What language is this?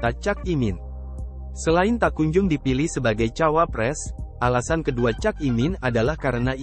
Indonesian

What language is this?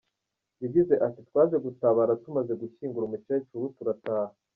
Kinyarwanda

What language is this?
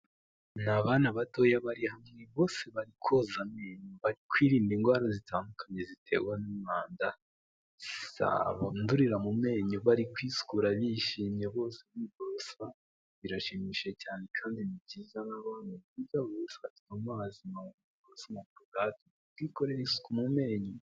Kinyarwanda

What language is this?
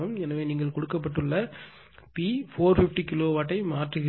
Tamil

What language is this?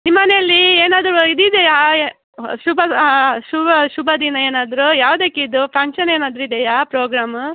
Kannada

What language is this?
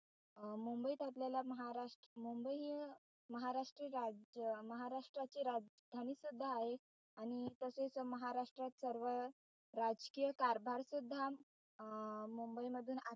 Marathi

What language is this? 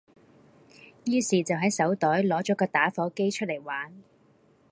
Cantonese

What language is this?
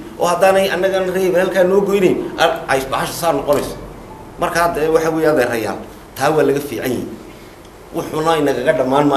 Arabic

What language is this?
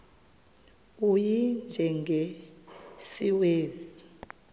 Xhosa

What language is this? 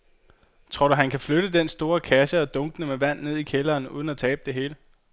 Danish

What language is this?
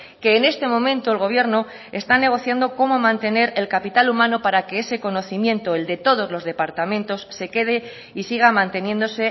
Spanish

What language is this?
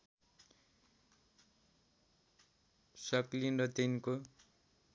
Nepali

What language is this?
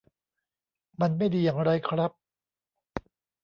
Thai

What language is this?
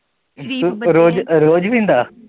Punjabi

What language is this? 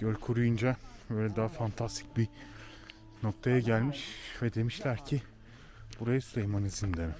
Turkish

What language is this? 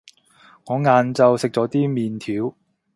Cantonese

